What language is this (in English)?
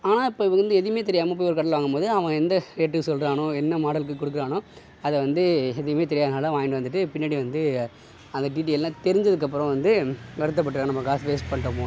Tamil